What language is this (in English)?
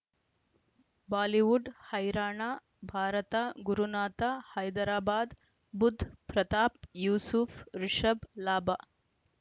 Kannada